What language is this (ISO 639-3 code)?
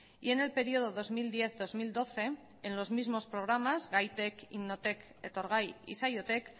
spa